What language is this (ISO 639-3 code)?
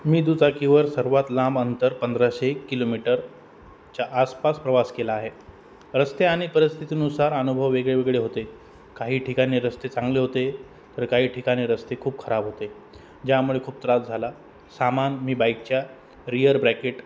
mar